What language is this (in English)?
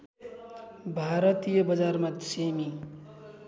Nepali